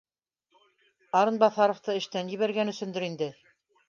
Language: Bashkir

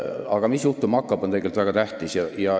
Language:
Estonian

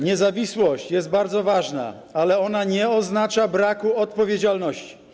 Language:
Polish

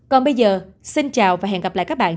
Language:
Vietnamese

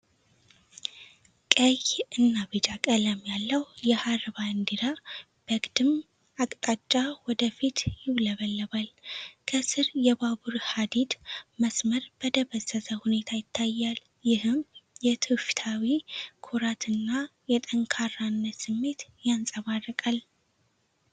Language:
Amharic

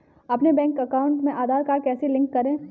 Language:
Hindi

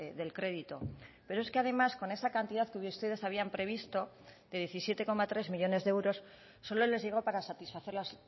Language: Spanish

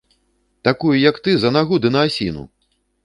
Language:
Belarusian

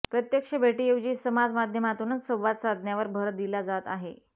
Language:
Marathi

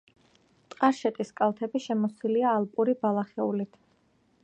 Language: Georgian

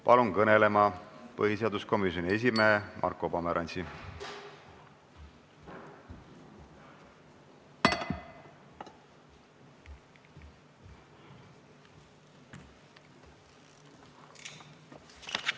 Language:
Estonian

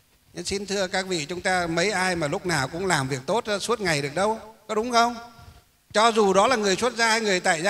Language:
Vietnamese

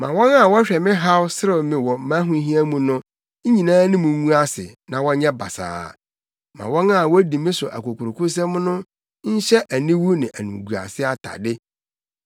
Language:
Akan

